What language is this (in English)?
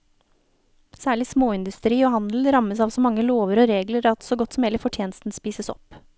Norwegian